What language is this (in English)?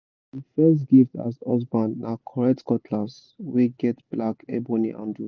Nigerian Pidgin